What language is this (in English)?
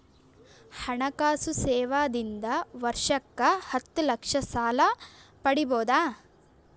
Kannada